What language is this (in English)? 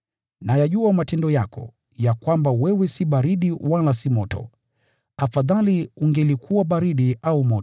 Swahili